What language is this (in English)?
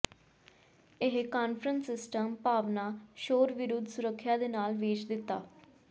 Punjabi